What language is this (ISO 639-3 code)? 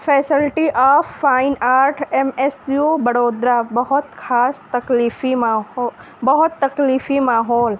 urd